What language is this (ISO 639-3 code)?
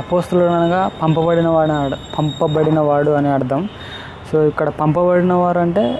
tel